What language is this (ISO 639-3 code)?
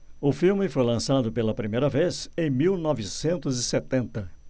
por